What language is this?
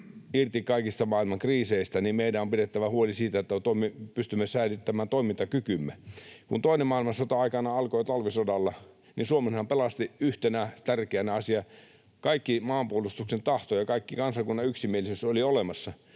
Finnish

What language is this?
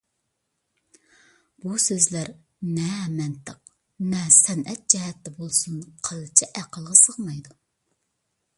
Uyghur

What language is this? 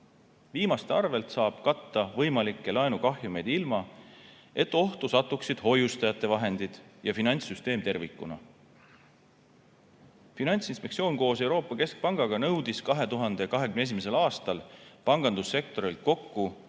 Estonian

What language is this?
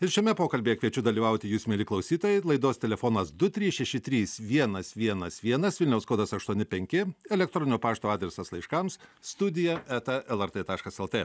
Lithuanian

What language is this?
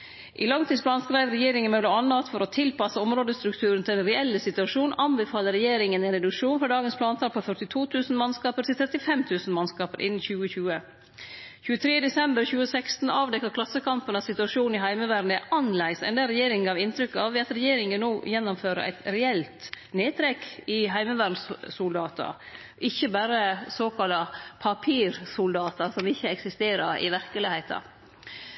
Norwegian Nynorsk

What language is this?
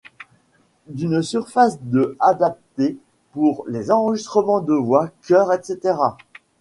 French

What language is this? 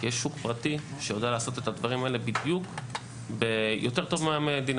Hebrew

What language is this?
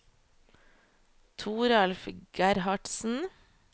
Norwegian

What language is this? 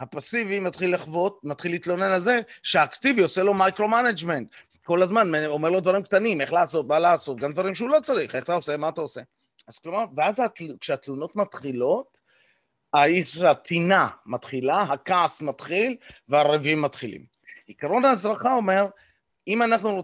Hebrew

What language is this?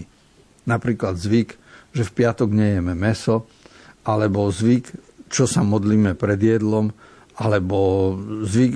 Slovak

